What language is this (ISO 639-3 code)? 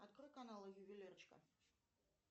rus